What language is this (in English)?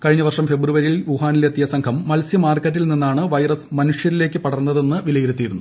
Malayalam